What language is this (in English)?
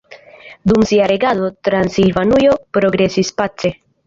Esperanto